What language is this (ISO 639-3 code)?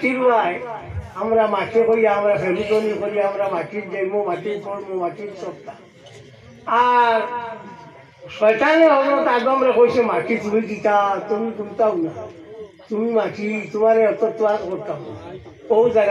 ben